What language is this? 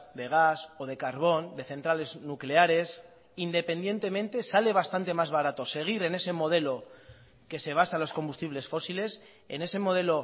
Spanish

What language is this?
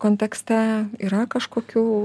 Lithuanian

